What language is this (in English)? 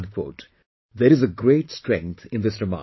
English